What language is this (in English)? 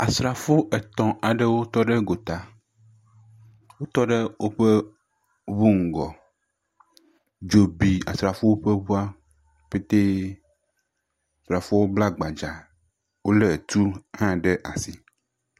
Ewe